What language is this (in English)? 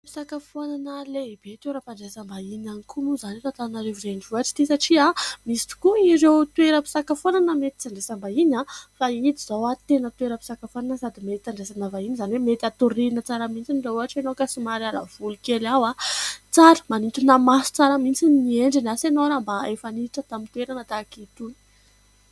Malagasy